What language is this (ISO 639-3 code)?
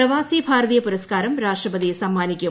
mal